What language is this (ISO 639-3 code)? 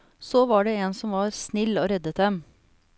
nor